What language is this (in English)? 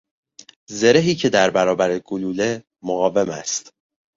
Persian